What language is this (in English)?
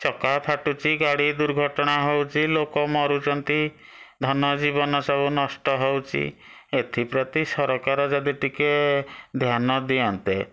Odia